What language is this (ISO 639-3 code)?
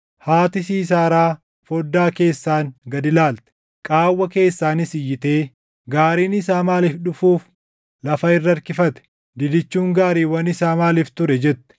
orm